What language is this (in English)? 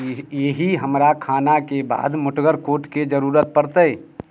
Maithili